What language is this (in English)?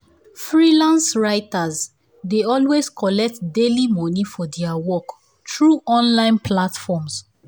Nigerian Pidgin